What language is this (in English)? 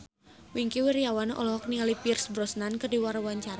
Sundanese